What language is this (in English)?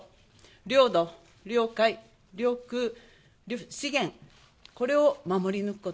Japanese